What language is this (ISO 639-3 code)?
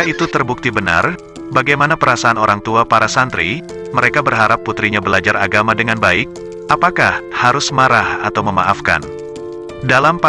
ind